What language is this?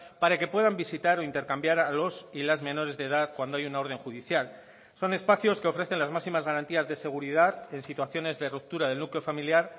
Spanish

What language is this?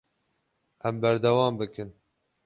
Kurdish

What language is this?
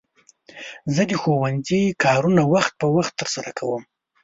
Pashto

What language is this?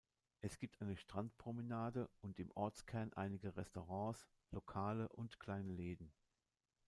German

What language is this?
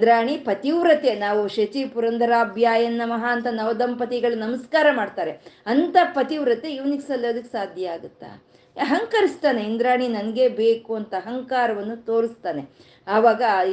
Kannada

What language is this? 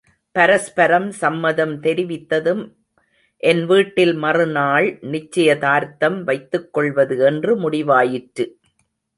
Tamil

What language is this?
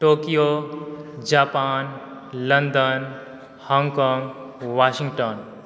Maithili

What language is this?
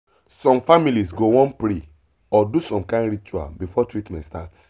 Nigerian Pidgin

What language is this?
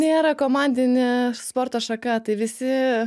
Lithuanian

